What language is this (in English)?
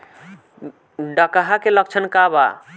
Bhojpuri